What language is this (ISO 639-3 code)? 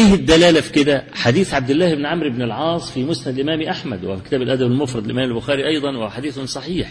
ara